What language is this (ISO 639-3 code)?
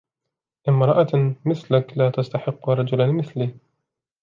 ara